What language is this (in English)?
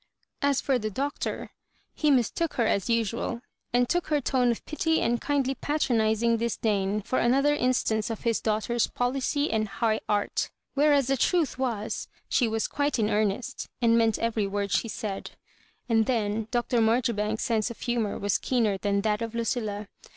English